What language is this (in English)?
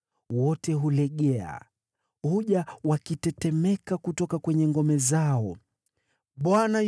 Swahili